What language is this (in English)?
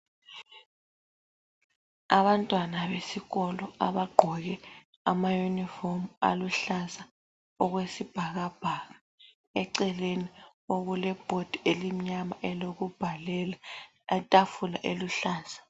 North Ndebele